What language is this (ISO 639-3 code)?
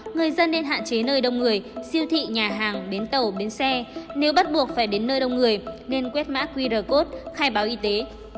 vie